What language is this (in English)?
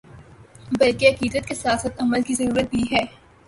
Urdu